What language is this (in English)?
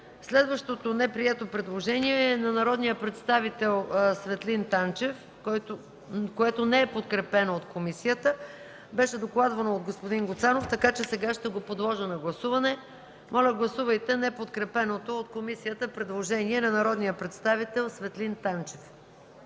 Bulgarian